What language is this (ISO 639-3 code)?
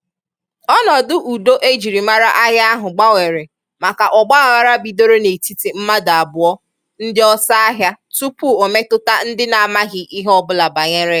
ibo